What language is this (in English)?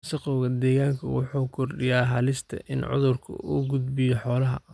Somali